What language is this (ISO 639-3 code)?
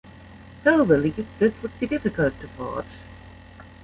eng